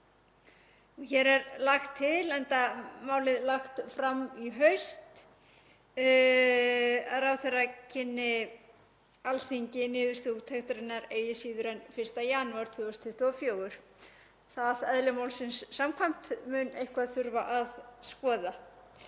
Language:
Icelandic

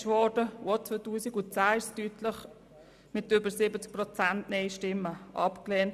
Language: Swiss German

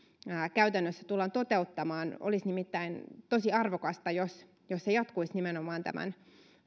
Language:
Finnish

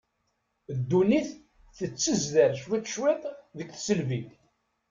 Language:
Kabyle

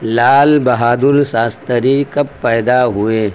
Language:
Urdu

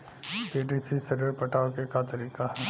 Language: Bhojpuri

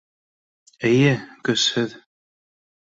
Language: Bashkir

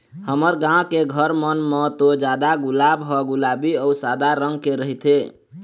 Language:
Chhattisgarhi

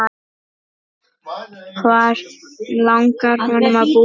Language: Icelandic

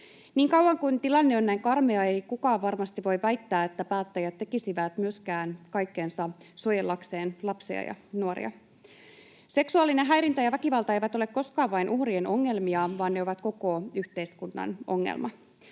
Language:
Finnish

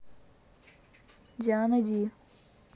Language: Russian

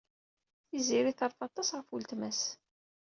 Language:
Kabyle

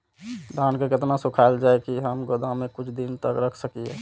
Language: Maithili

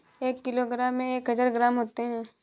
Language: Hindi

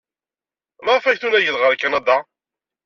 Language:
Kabyle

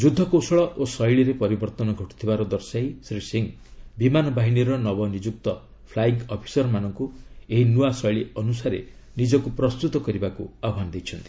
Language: Odia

